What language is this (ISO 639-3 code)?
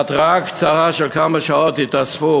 heb